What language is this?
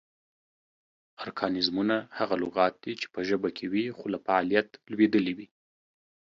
Pashto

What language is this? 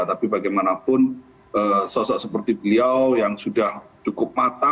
Indonesian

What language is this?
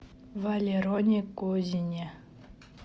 Russian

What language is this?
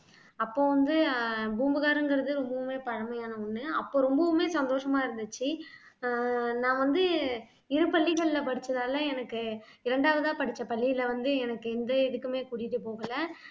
Tamil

